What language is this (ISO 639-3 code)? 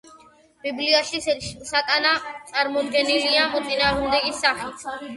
kat